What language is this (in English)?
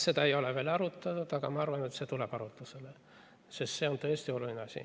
Estonian